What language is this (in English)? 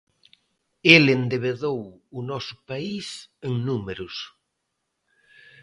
Galician